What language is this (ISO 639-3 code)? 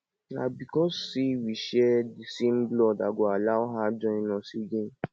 pcm